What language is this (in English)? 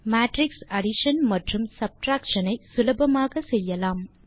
Tamil